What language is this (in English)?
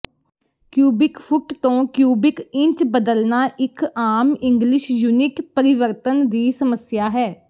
Punjabi